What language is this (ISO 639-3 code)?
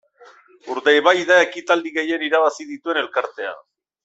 eus